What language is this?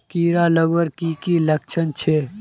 Magahi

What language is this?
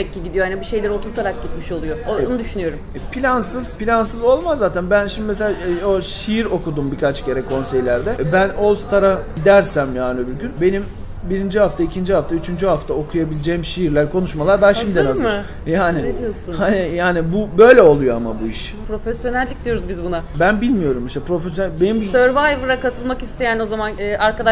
Turkish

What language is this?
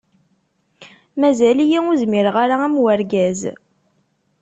Kabyle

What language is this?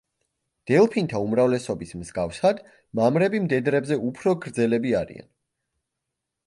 Georgian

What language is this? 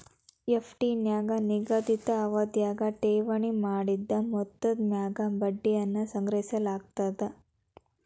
Kannada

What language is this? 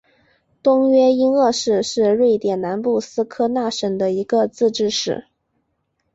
Chinese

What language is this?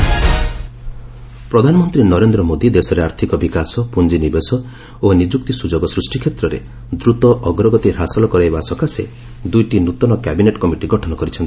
Odia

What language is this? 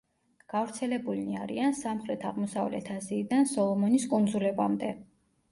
Georgian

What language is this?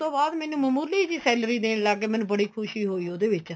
Punjabi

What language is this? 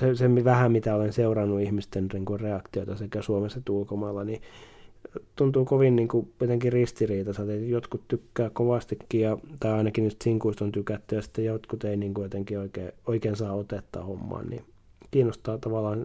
Finnish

